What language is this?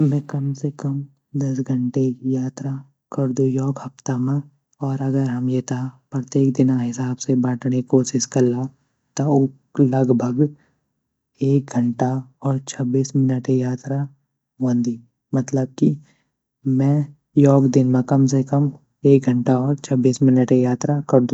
Garhwali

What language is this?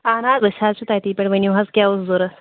Kashmiri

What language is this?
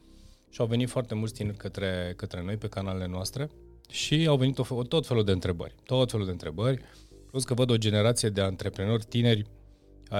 Romanian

